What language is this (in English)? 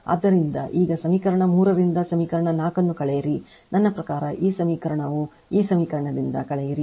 Kannada